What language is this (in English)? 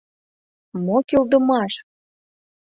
Mari